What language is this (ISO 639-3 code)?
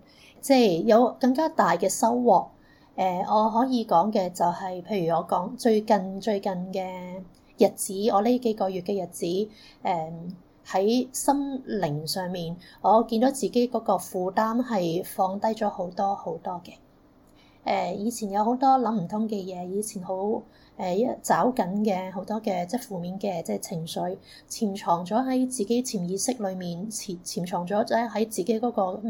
zho